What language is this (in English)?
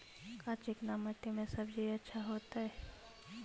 Magahi